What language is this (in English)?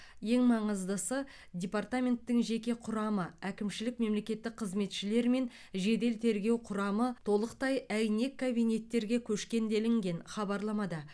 Kazakh